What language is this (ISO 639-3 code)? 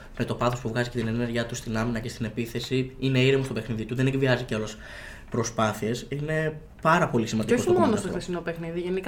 ell